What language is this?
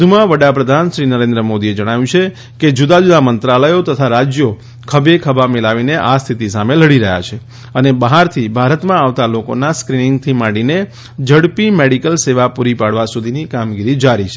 Gujarati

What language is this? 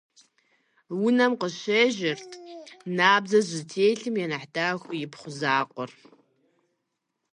Kabardian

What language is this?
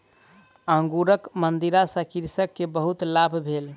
Maithili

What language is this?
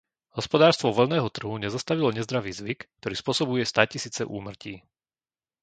Slovak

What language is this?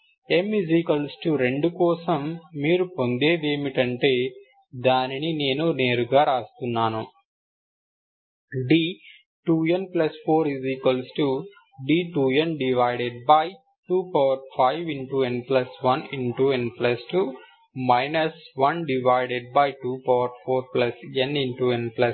Telugu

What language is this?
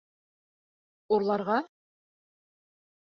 Bashkir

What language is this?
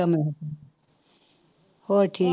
Punjabi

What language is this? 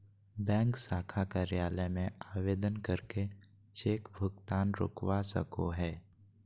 Magahi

